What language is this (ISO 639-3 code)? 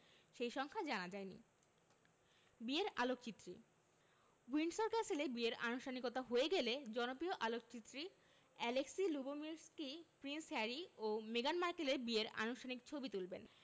ben